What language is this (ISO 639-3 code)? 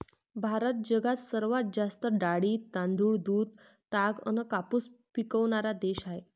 mar